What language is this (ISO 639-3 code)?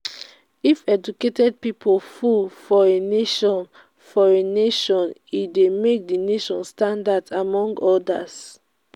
pcm